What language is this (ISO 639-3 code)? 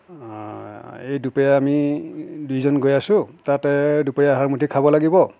asm